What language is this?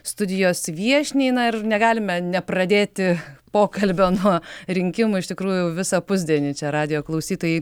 Lithuanian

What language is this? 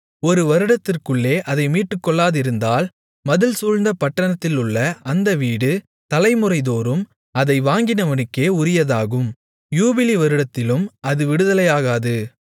Tamil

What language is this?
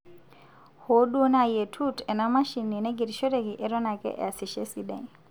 Masai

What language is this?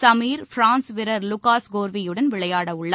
Tamil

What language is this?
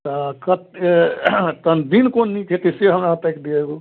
Maithili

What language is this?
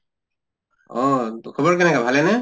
Assamese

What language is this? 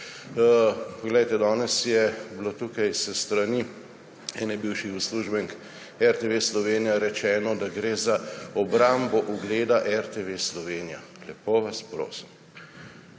Slovenian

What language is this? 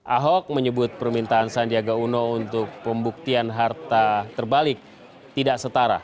Indonesian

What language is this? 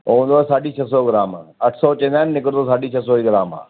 Sindhi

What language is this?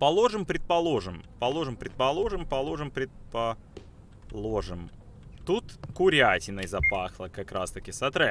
Russian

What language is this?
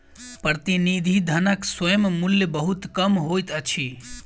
Maithili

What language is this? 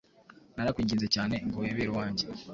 Kinyarwanda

